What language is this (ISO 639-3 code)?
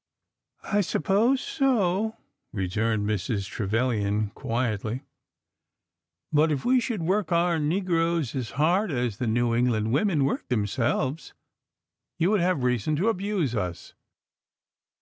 eng